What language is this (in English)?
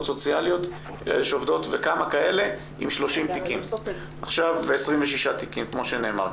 Hebrew